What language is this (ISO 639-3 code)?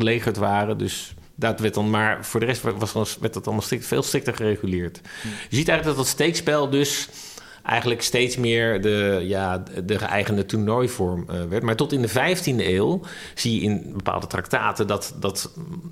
nld